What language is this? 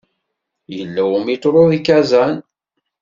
Kabyle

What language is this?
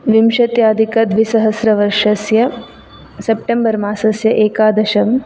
Sanskrit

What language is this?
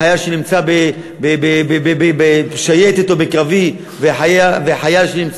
Hebrew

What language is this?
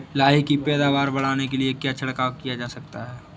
Hindi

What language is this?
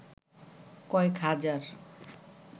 Bangla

